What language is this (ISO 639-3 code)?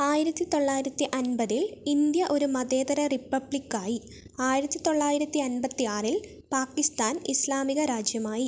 mal